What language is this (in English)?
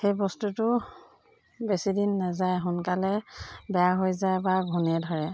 Assamese